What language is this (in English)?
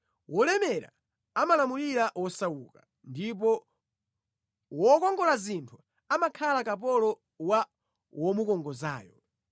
Nyanja